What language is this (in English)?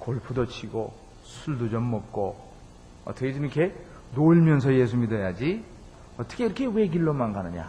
Korean